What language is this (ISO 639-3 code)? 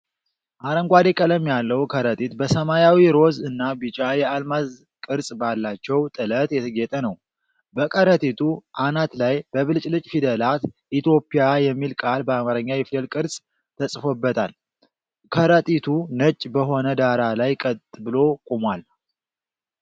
amh